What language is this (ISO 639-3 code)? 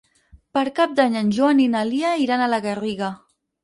cat